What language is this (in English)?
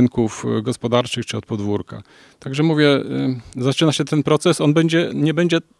Polish